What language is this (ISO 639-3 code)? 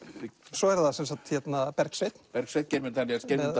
isl